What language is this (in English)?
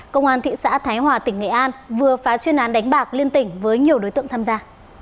Vietnamese